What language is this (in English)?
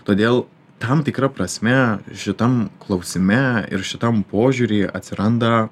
Lithuanian